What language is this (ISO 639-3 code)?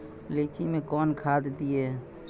mai